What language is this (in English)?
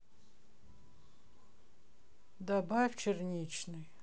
Russian